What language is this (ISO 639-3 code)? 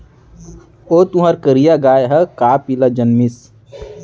hne